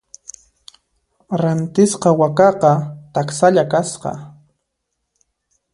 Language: Puno Quechua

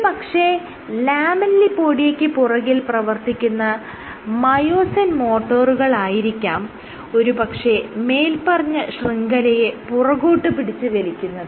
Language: Malayalam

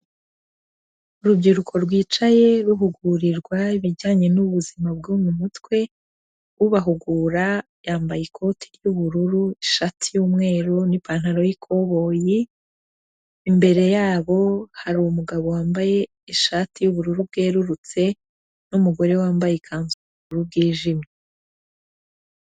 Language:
Kinyarwanda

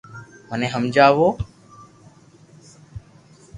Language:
Loarki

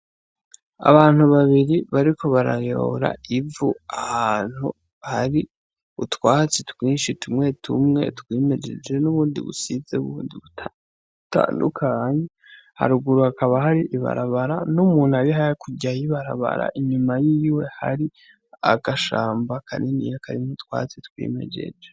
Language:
Rundi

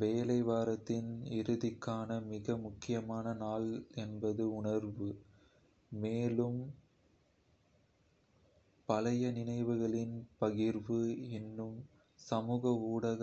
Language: Kota (India)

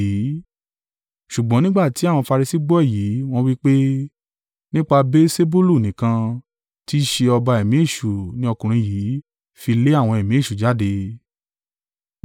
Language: Yoruba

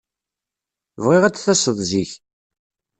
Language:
Kabyle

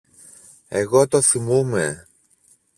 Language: Greek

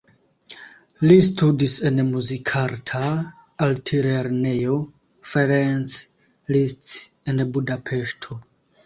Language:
Esperanto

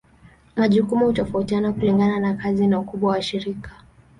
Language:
Swahili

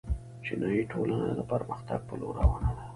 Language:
Pashto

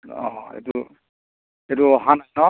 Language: Assamese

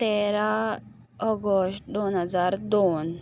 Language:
Konkani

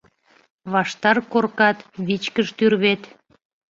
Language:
Mari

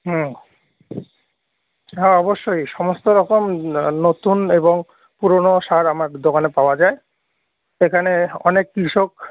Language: Bangla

